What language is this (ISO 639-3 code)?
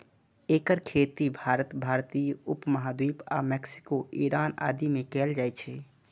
mai